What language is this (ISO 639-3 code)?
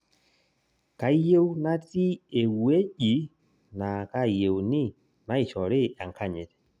mas